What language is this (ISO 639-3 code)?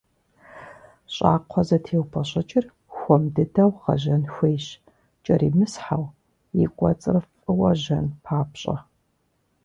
kbd